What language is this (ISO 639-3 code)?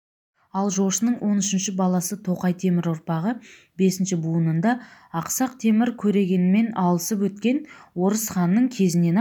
kaz